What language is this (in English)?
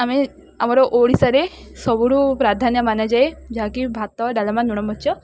Odia